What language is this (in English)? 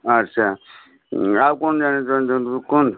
Odia